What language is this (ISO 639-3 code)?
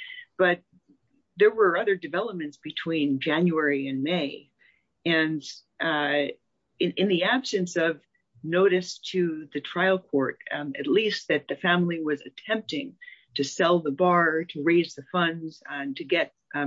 eng